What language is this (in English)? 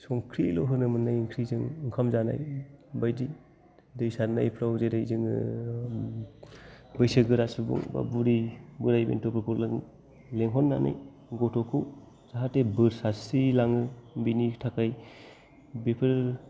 Bodo